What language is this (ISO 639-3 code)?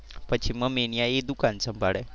guj